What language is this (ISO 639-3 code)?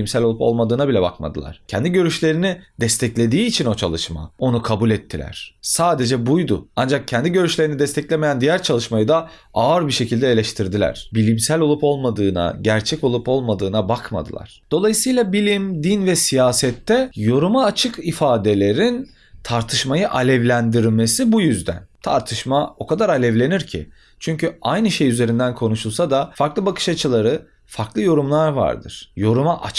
tur